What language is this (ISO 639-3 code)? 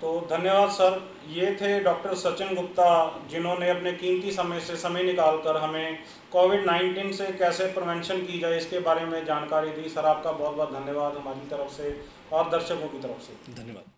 hin